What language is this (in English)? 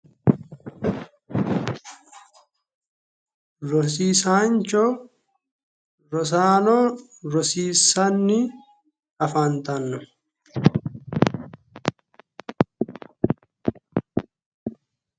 Sidamo